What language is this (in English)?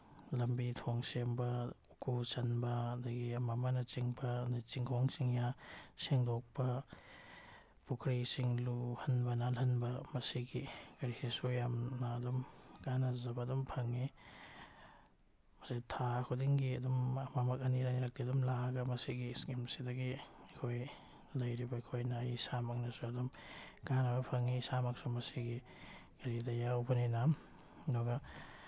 Manipuri